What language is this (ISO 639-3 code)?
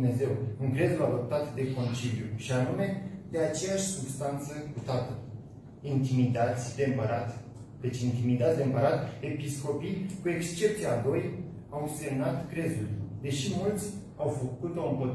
ron